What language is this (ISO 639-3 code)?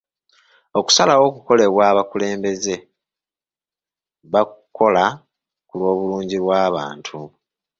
lug